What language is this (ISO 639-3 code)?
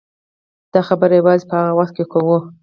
pus